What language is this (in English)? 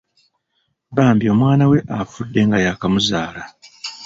Ganda